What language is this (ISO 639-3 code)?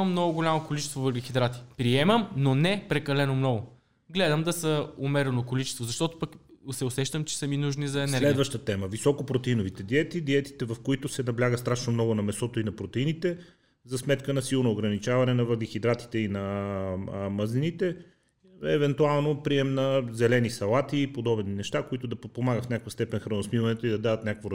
bul